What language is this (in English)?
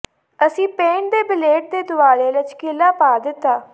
Punjabi